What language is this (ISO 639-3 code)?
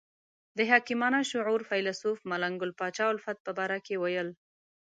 pus